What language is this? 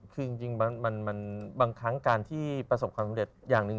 Thai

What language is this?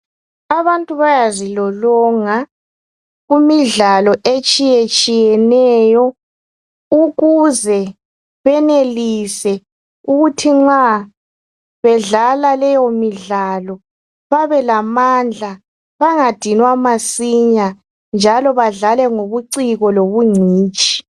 North Ndebele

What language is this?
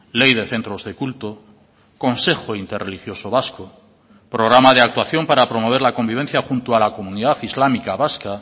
Spanish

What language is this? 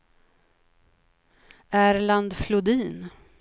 Swedish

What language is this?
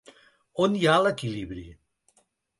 Catalan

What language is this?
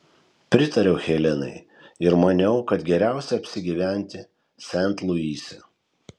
Lithuanian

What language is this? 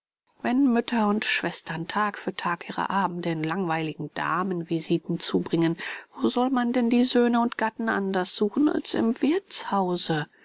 German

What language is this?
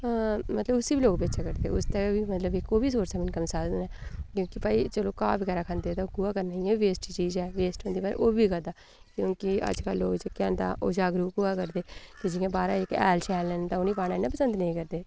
Dogri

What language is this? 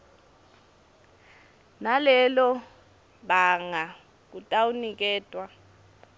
Swati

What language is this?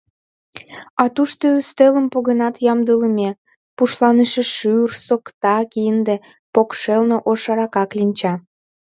Mari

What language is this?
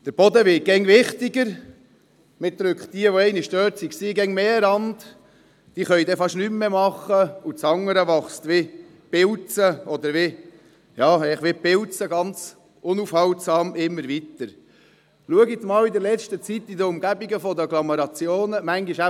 Swiss German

